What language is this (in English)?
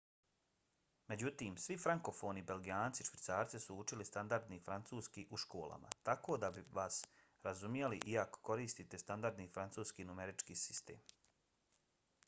Bosnian